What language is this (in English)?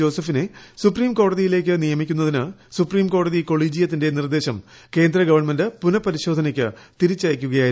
Malayalam